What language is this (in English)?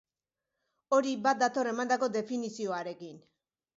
Basque